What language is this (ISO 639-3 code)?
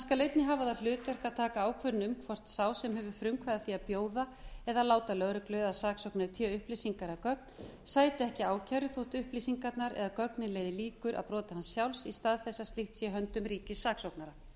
isl